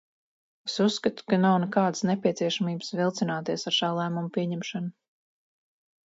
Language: Latvian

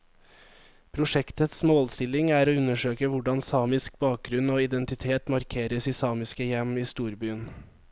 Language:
Norwegian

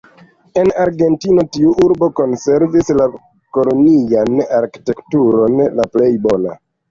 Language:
Esperanto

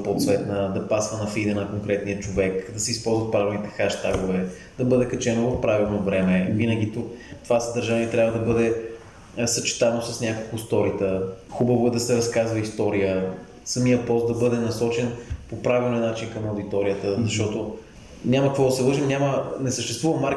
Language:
Bulgarian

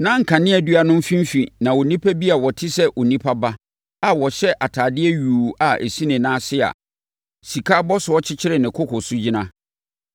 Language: Akan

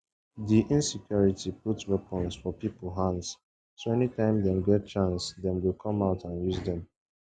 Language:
Nigerian Pidgin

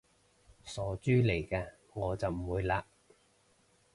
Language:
Cantonese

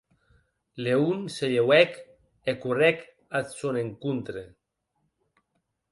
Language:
Occitan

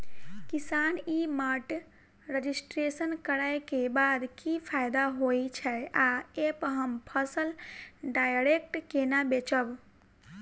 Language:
Maithili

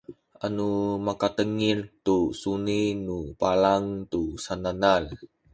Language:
Sakizaya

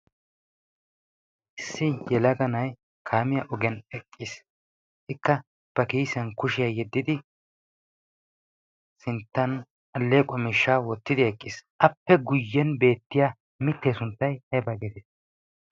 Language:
Wolaytta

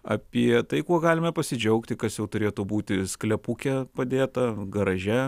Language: Lithuanian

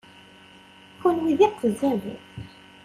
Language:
Kabyle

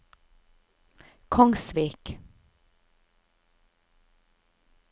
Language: Norwegian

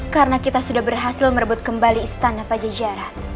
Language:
Indonesian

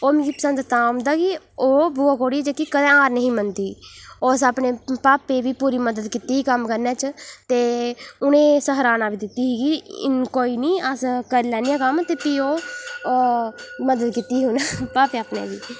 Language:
Dogri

